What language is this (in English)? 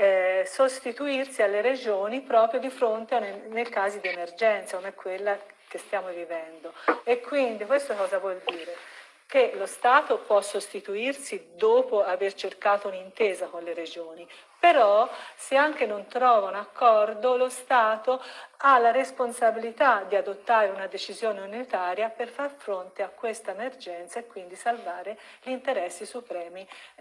Italian